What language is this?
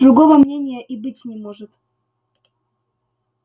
Russian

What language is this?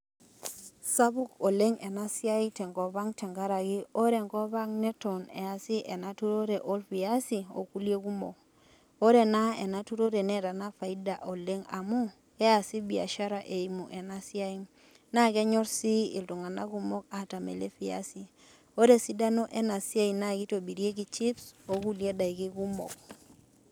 Masai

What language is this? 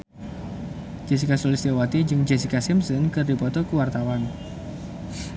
Sundanese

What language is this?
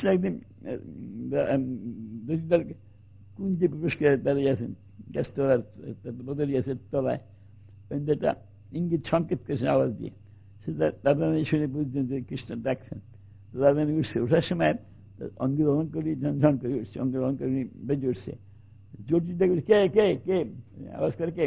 Turkish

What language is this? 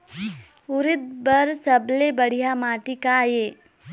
Chhattisgarhi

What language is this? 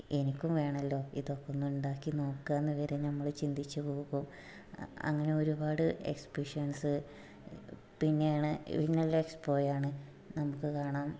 Malayalam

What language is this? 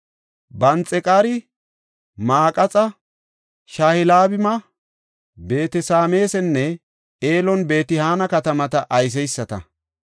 Gofa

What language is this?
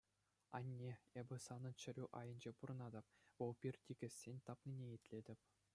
Chuvash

